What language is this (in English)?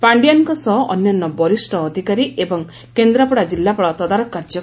Odia